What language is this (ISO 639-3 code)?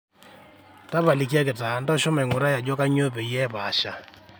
mas